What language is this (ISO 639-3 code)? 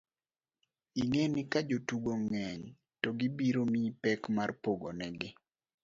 luo